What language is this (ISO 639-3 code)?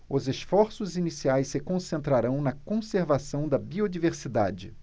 por